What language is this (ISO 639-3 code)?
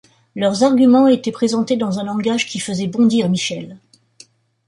fra